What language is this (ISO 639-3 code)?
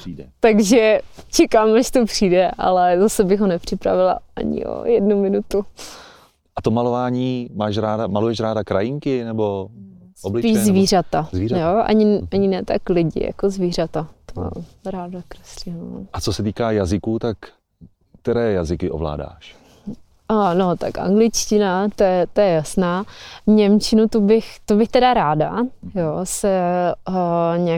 ces